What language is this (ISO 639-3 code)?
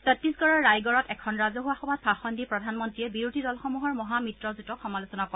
asm